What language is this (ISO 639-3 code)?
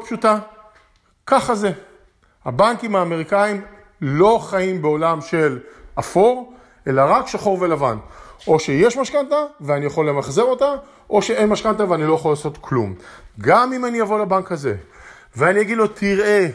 heb